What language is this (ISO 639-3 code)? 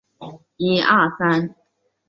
zho